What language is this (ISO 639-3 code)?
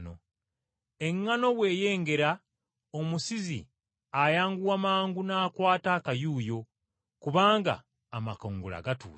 lug